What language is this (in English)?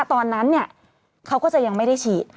Thai